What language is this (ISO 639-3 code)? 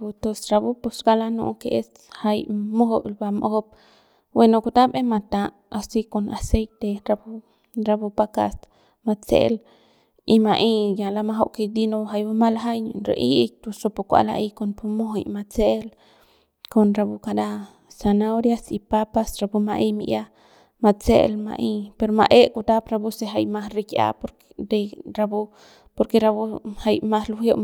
pbs